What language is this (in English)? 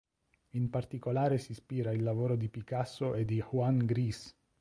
Italian